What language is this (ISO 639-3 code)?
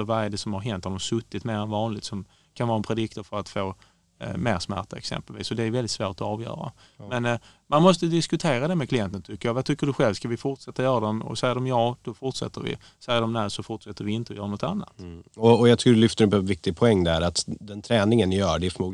swe